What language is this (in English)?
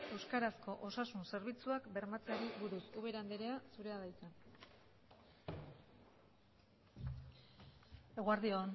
Basque